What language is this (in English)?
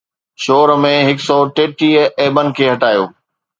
Sindhi